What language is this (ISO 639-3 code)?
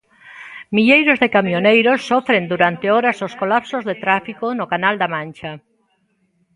glg